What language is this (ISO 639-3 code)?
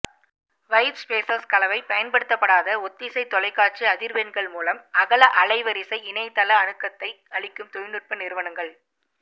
tam